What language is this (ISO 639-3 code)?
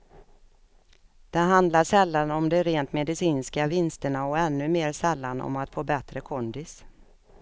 swe